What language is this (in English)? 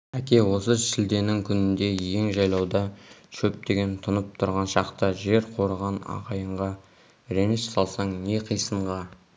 Kazakh